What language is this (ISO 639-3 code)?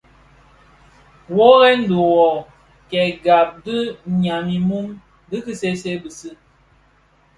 ksf